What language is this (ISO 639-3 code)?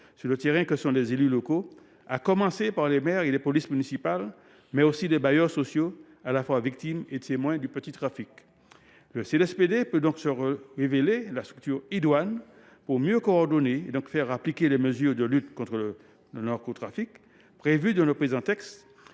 fra